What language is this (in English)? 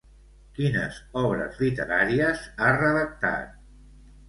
Catalan